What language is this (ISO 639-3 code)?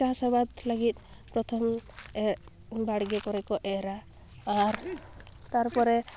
sat